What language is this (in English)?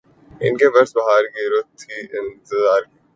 Urdu